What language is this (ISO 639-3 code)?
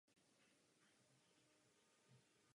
ces